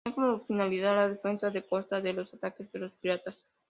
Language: Spanish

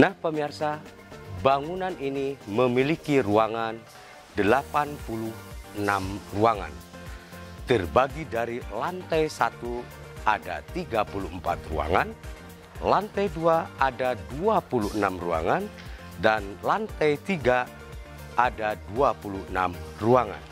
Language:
Indonesian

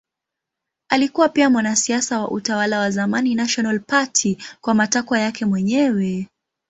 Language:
Swahili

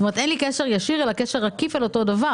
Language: Hebrew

